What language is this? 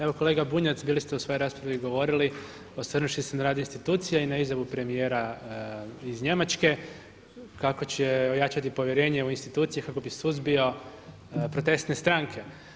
Croatian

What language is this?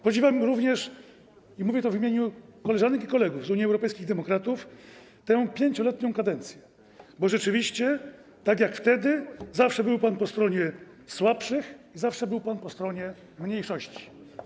Polish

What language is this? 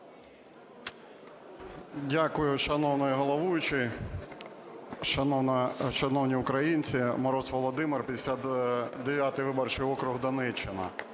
Ukrainian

